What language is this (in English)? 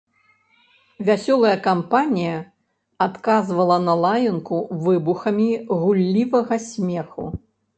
Belarusian